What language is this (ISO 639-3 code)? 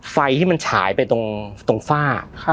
tha